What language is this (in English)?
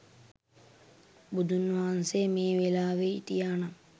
Sinhala